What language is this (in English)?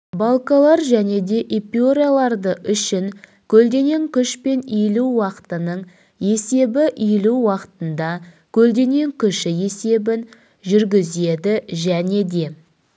Kazakh